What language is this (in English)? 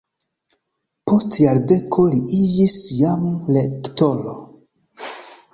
Esperanto